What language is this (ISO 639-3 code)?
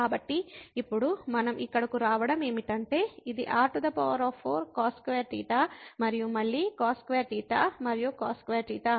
tel